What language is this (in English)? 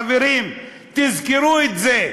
Hebrew